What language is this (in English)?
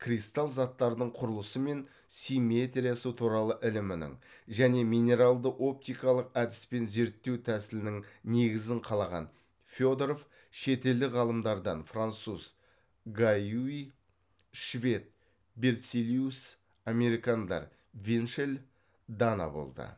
Kazakh